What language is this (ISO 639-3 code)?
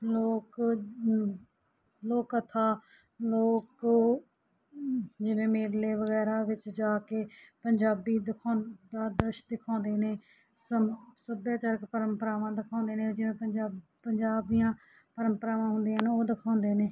pan